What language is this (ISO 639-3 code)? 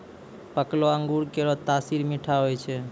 mai